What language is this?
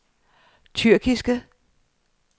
Danish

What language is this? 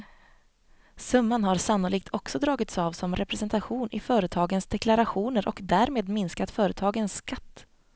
Swedish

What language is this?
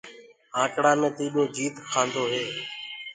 Gurgula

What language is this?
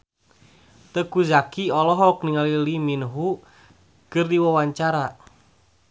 Sundanese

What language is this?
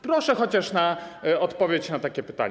Polish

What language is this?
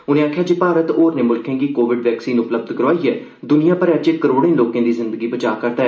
Dogri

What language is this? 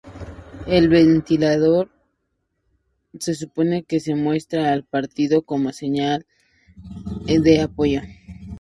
Spanish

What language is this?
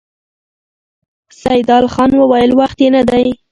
Pashto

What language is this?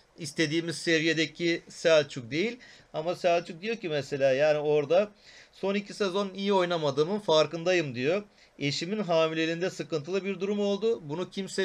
Turkish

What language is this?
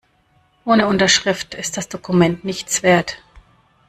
German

